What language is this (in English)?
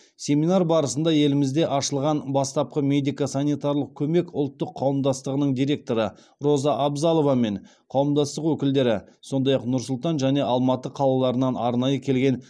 Kazakh